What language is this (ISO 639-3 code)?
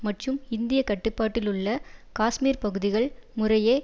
tam